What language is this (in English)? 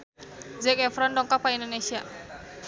Sundanese